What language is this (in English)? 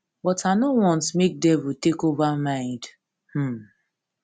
Nigerian Pidgin